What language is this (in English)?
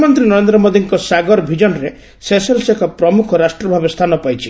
Odia